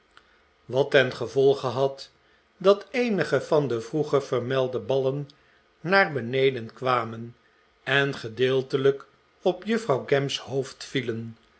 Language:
Dutch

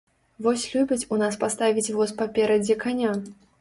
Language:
Belarusian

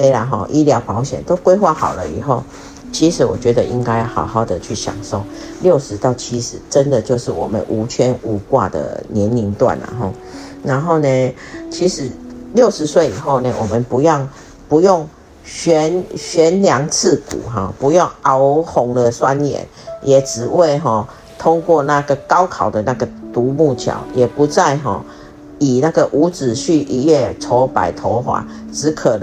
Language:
Chinese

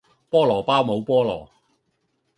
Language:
Cantonese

